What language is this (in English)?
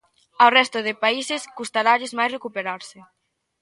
Galician